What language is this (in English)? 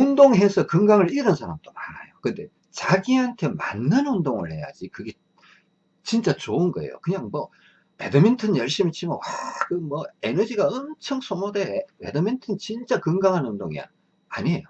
Korean